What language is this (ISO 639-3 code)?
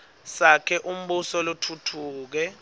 ssw